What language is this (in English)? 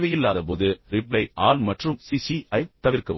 Tamil